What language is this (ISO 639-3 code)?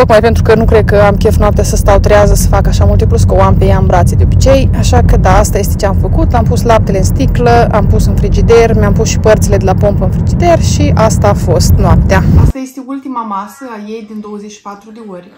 ron